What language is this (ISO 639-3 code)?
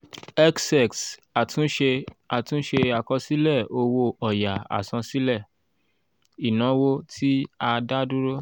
yor